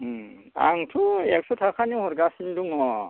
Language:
Bodo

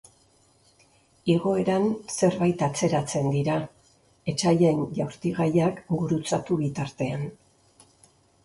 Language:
Basque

